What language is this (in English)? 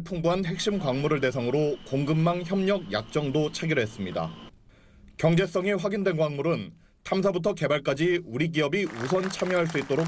Korean